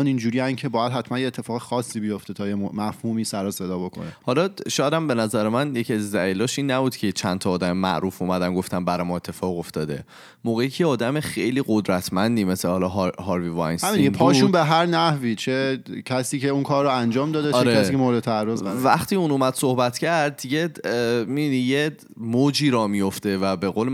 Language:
Persian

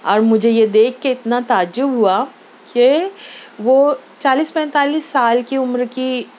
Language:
Urdu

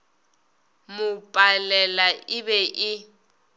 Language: Northern Sotho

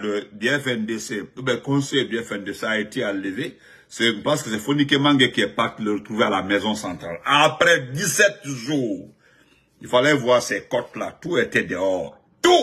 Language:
French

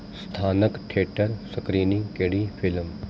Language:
Punjabi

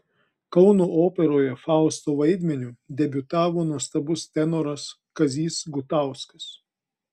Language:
Lithuanian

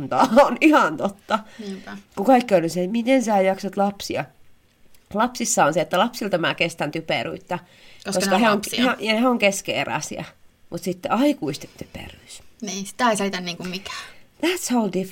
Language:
Finnish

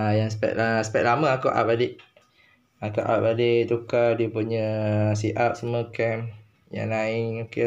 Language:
Malay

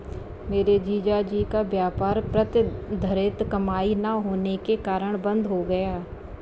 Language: Hindi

